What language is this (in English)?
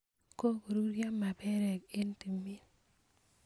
Kalenjin